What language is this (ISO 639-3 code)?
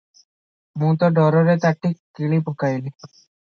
ori